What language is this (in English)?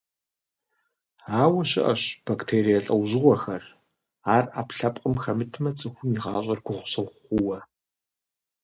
Kabardian